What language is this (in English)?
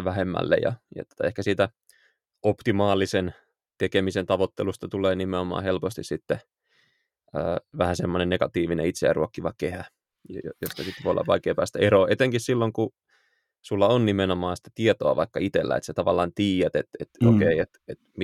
Finnish